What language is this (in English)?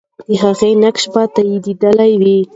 Pashto